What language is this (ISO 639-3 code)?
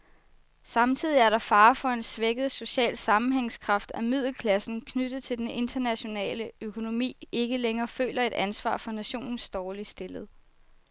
dan